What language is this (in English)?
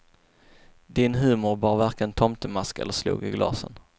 Swedish